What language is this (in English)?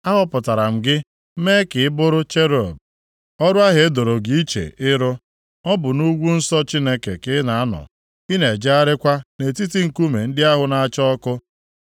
Igbo